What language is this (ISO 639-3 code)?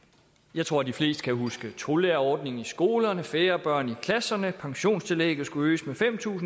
dan